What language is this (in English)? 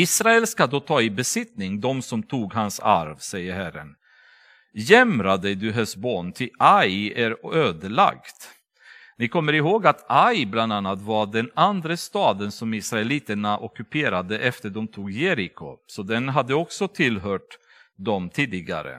Swedish